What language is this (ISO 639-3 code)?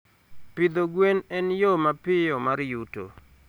luo